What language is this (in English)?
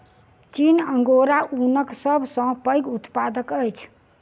Maithili